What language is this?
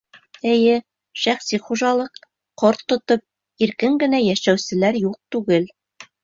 Bashkir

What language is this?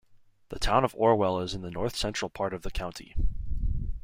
English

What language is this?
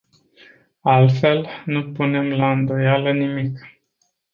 Romanian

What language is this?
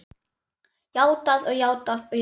Icelandic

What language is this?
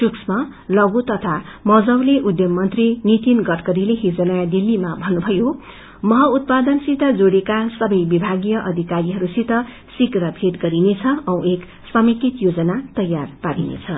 Nepali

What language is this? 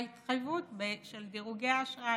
Hebrew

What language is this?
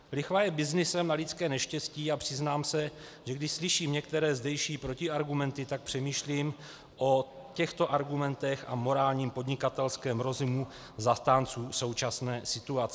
Czech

